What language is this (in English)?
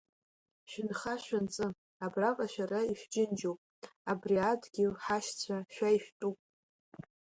Abkhazian